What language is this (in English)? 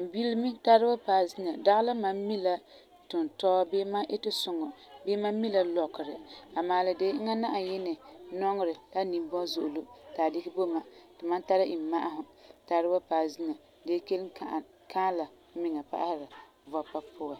Frafra